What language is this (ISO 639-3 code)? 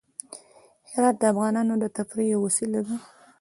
pus